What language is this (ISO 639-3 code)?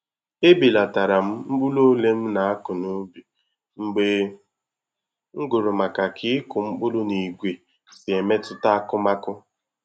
ibo